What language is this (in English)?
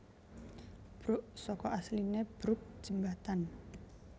Javanese